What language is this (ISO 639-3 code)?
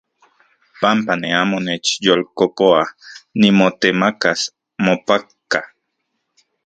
ncx